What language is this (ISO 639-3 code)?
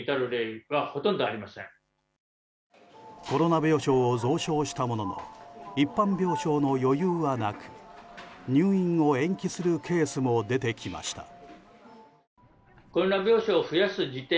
jpn